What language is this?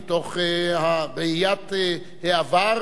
Hebrew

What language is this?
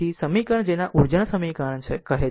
Gujarati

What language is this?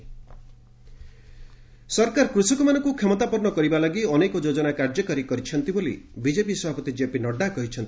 Odia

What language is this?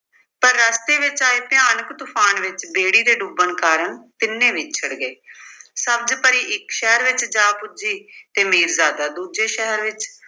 Punjabi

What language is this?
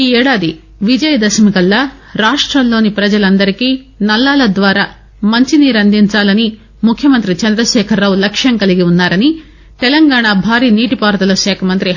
Telugu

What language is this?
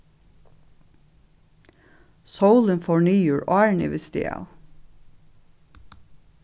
Faroese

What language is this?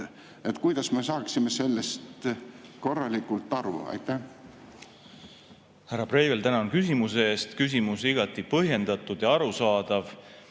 Estonian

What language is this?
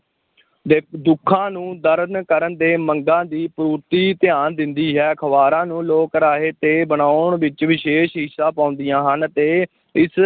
Punjabi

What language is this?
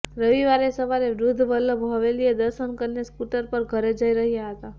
Gujarati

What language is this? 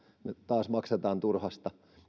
Finnish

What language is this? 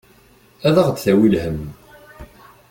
Kabyle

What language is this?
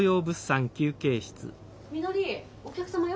Japanese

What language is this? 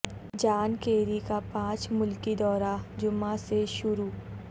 Urdu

